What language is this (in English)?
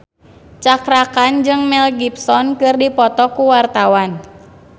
Sundanese